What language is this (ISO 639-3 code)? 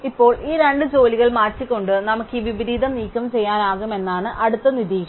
mal